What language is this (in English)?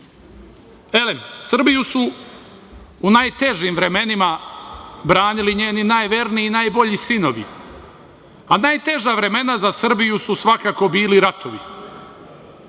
Serbian